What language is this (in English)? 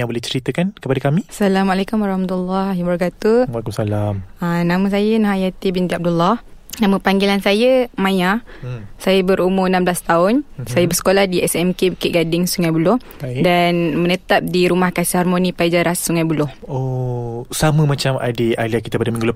Malay